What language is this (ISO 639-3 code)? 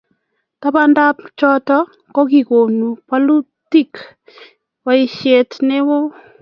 kln